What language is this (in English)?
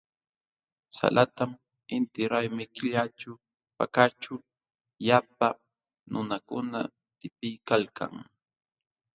Jauja Wanca Quechua